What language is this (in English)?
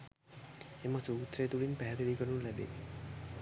Sinhala